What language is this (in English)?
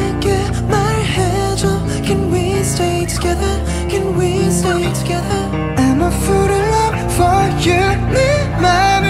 Korean